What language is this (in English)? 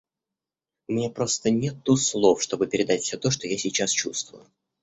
Russian